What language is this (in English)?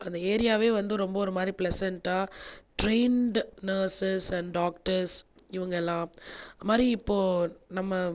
Tamil